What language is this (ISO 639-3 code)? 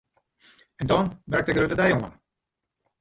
fry